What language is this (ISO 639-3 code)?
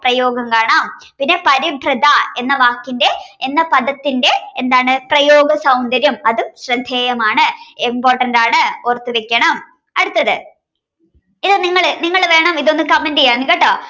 mal